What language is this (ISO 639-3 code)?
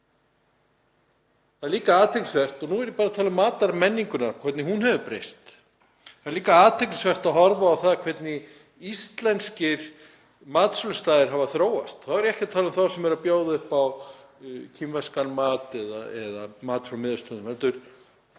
isl